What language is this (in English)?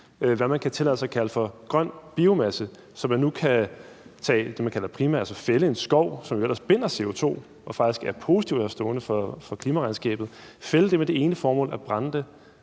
Danish